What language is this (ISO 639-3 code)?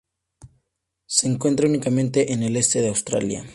spa